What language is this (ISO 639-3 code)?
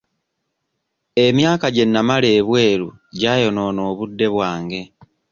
lug